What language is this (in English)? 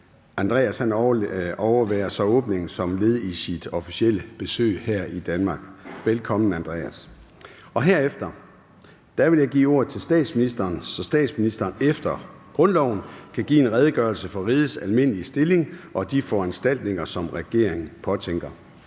Danish